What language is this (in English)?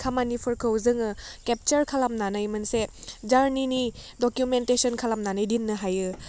Bodo